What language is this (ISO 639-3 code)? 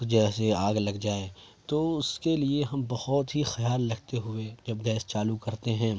urd